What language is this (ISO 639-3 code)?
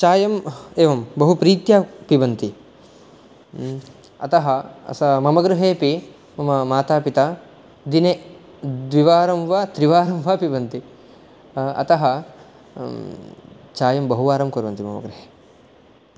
san